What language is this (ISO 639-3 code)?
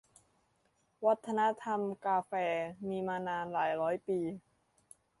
tha